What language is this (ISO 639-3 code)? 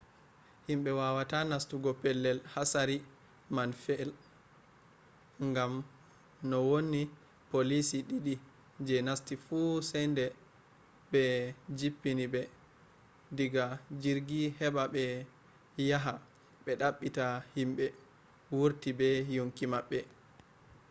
ful